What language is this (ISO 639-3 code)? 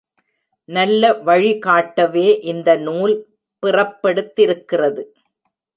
tam